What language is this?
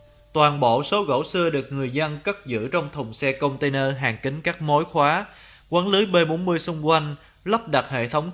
Vietnamese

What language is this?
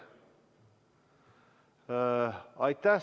Estonian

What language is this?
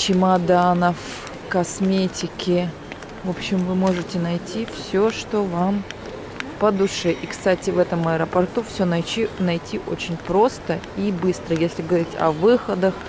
Russian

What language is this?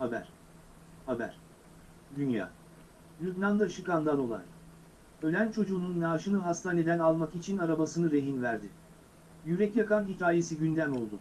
Turkish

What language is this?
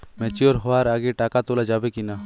Bangla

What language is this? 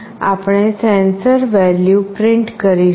Gujarati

